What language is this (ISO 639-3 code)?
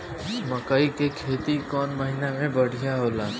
bho